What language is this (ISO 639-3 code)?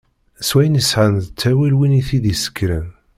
kab